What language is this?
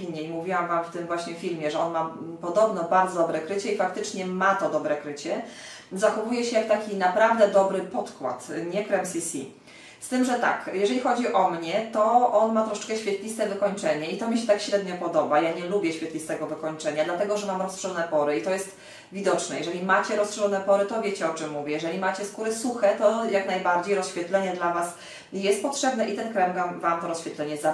Polish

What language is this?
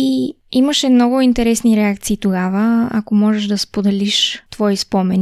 Bulgarian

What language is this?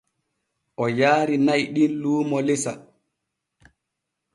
Borgu Fulfulde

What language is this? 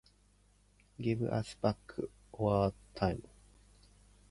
Japanese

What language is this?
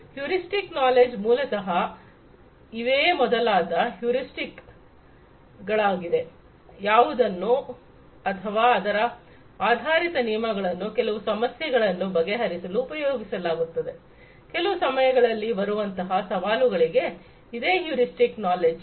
Kannada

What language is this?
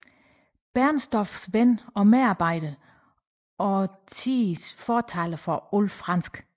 Danish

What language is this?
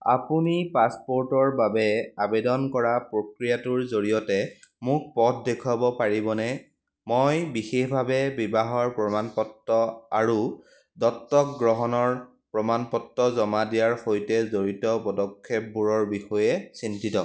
Assamese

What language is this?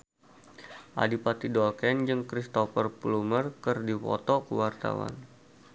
Sundanese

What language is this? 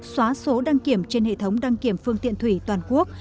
Vietnamese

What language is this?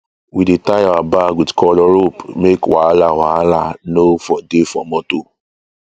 Nigerian Pidgin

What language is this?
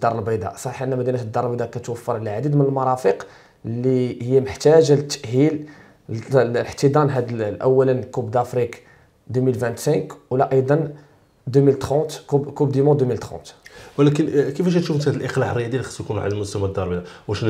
Arabic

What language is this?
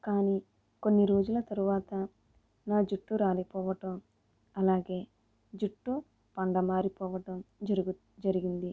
Telugu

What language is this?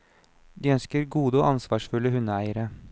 Norwegian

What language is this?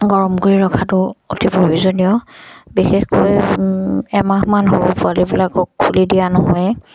Assamese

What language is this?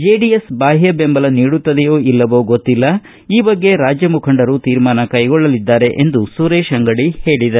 Kannada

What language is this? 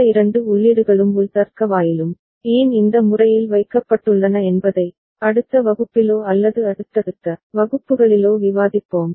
Tamil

